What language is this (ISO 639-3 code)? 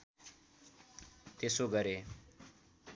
nep